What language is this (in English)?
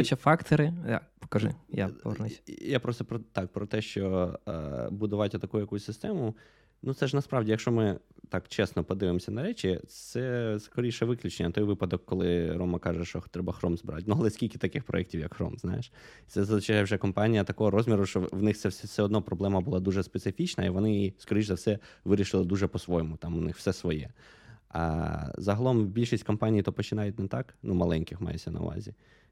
Ukrainian